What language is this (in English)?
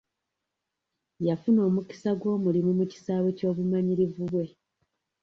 Ganda